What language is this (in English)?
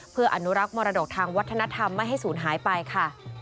Thai